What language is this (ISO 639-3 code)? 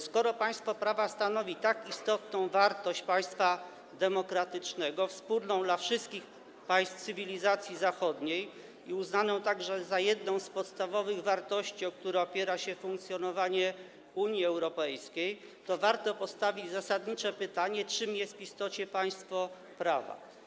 pol